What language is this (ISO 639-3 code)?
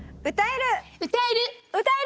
jpn